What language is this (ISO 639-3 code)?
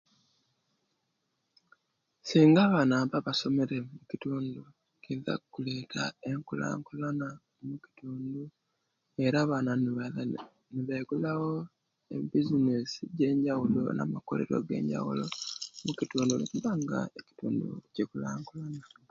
lke